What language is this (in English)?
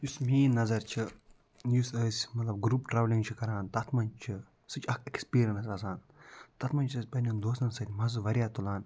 Kashmiri